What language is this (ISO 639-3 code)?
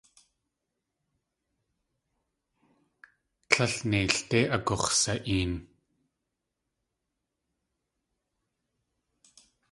tli